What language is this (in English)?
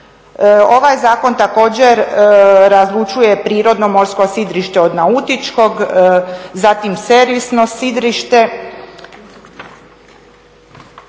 Croatian